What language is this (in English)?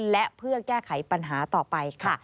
Thai